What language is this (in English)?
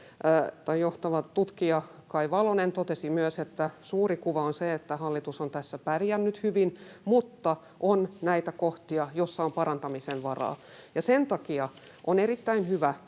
Finnish